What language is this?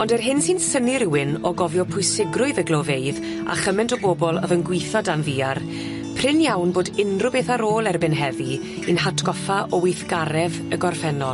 Welsh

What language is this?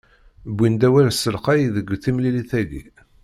Kabyle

